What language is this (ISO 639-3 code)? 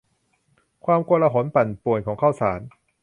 tha